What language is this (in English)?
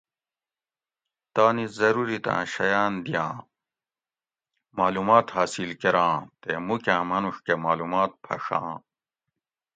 Gawri